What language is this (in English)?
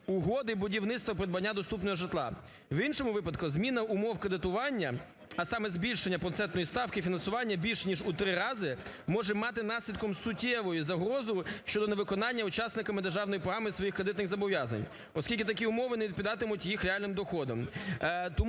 Ukrainian